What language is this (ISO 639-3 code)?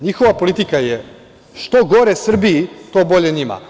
srp